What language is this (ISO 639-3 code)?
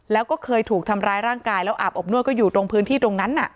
tha